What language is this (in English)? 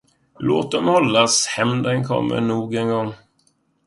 Swedish